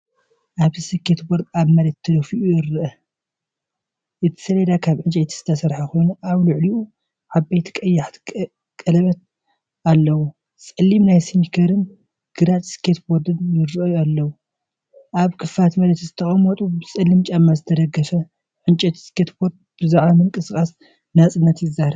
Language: Tigrinya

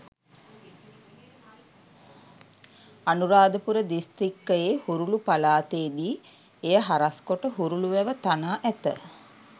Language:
Sinhala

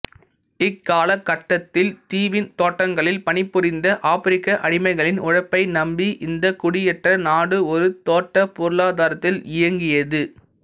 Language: Tamil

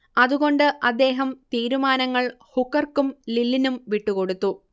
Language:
Malayalam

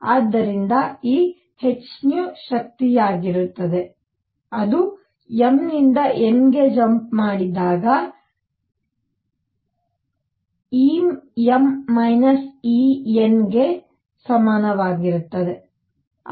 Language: Kannada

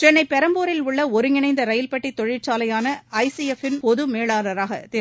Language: Tamil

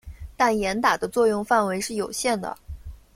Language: Chinese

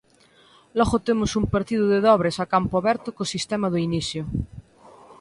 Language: Galician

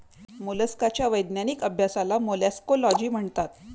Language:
Marathi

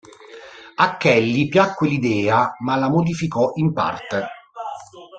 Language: Italian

